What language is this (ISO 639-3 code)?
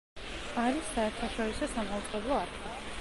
kat